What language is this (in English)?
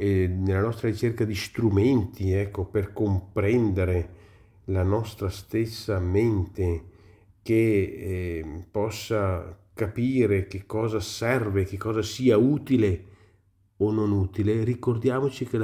Italian